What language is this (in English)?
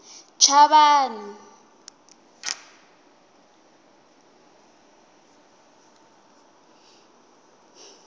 Tsonga